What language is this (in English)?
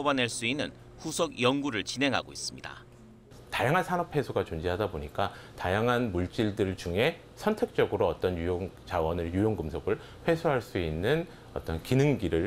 Korean